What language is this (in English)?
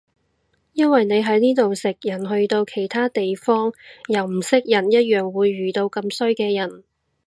Cantonese